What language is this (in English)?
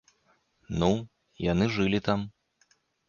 Belarusian